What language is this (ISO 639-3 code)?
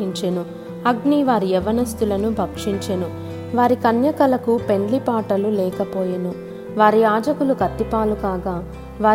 tel